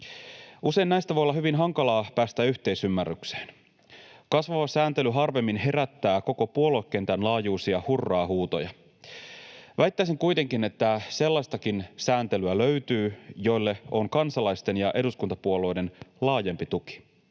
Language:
Finnish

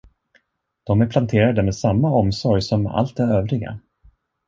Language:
Swedish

